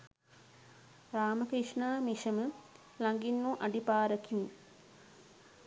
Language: Sinhala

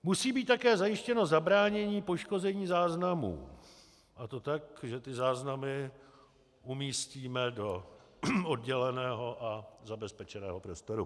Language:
Czech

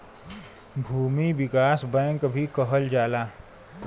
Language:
Bhojpuri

